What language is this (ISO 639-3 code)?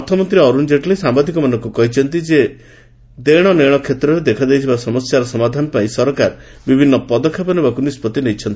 ori